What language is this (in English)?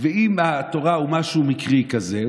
Hebrew